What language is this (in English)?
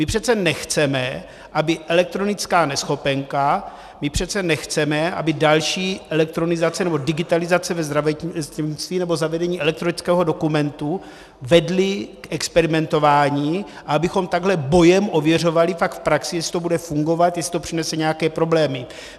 Czech